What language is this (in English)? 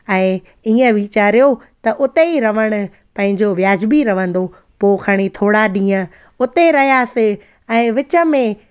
Sindhi